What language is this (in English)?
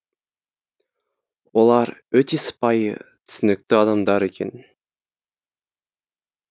Kazakh